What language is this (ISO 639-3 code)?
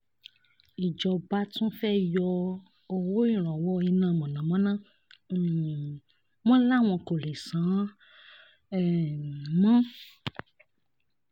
yor